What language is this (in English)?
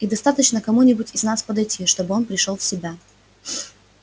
Russian